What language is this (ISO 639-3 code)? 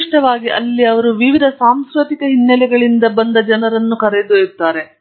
kan